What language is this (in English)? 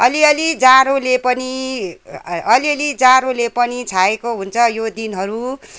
Nepali